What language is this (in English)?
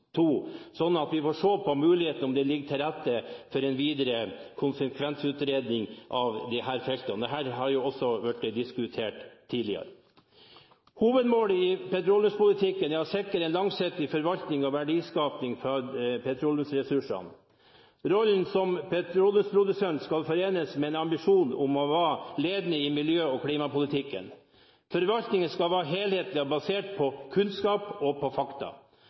Norwegian Bokmål